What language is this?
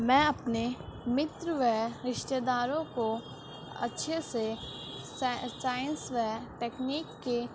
Urdu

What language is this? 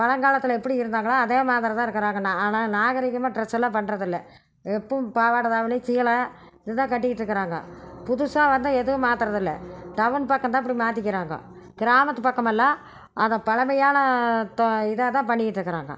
Tamil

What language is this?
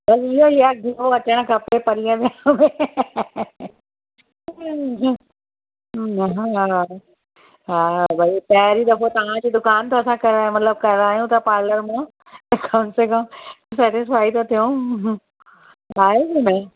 Sindhi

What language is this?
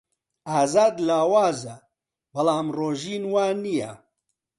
Central Kurdish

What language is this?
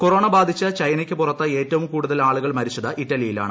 Malayalam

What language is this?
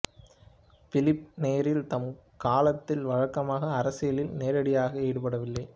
Tamil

